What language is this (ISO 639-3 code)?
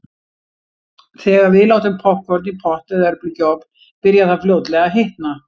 isl